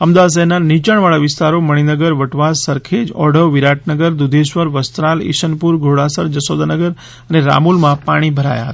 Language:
Gujarati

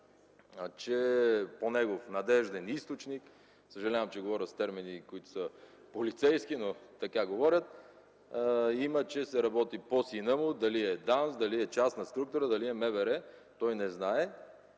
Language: Bulgarian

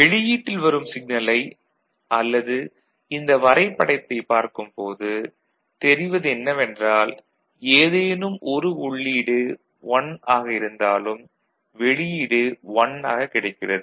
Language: Tamil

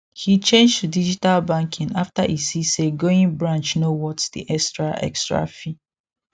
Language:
Nigerian Pidgin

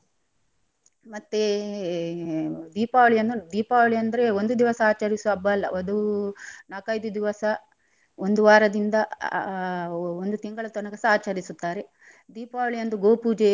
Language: Kannada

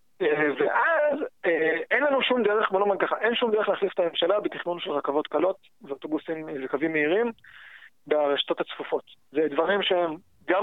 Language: Hebrew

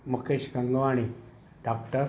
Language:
Sindhi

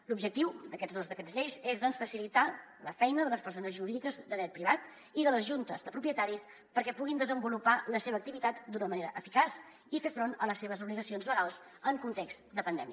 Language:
Catalan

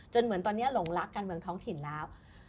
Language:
Thai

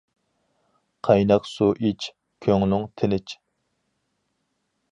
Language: Uyghur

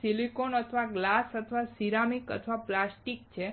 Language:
Gujarati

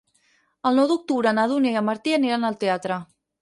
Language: Catalan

